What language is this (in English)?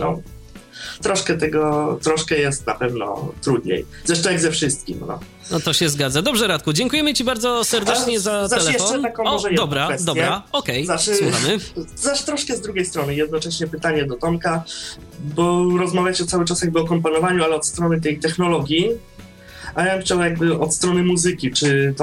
Polish